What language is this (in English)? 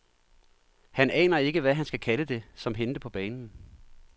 Danish